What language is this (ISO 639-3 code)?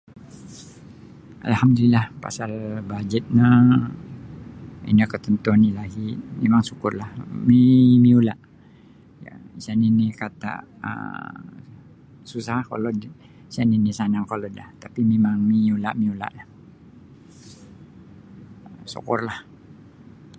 bsy